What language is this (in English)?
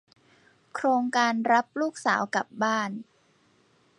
Thai